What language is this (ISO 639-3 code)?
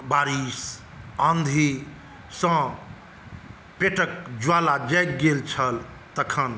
mai